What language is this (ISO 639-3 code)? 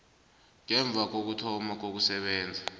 nbl